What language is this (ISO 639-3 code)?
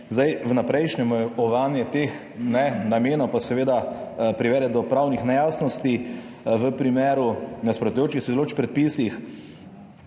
slv